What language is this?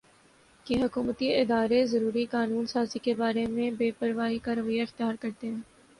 Urdu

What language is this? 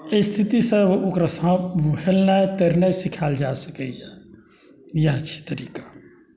Maithili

